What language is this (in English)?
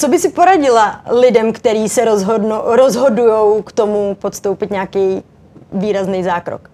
Czech